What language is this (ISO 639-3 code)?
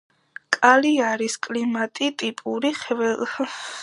kat